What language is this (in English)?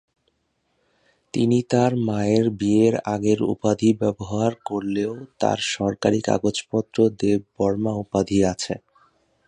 Bangla